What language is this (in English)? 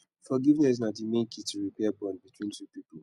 Nigerian Pidgin